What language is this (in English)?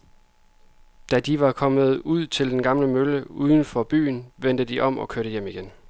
Danish